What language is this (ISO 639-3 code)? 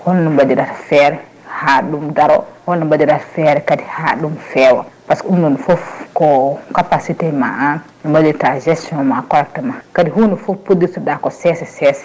ful